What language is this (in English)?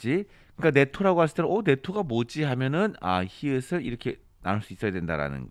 Korean